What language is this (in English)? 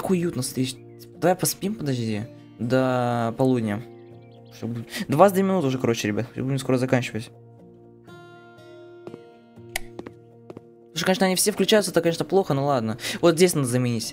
Russian